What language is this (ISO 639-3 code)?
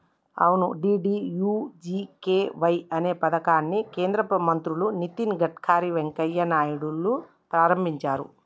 tel